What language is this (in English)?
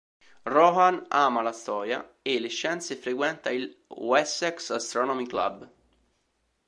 Italian